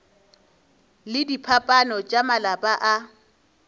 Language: Northern Sotho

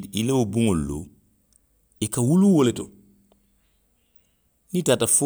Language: Western Maninkakan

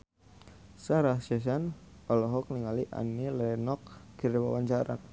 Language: Sundanese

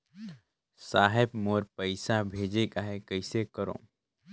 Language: Chhattisgarhi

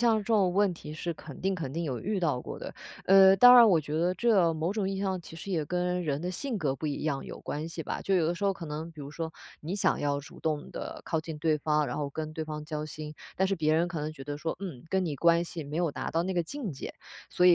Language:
Chinese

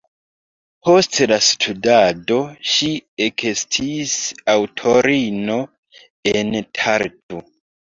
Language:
Esperanto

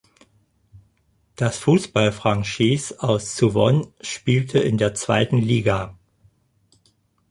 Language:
German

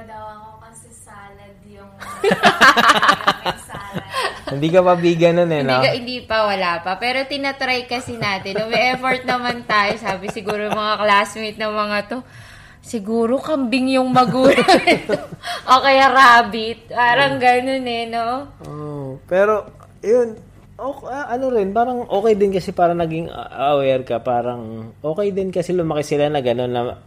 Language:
Filipino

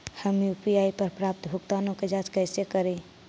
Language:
Magahi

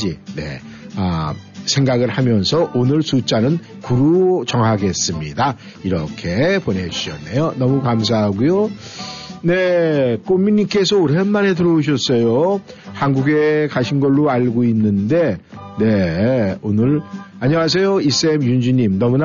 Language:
Korean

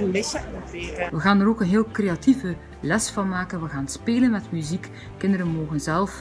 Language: Dutch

